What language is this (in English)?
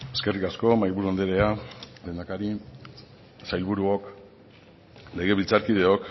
Basque